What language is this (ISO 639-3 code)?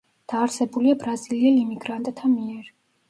kat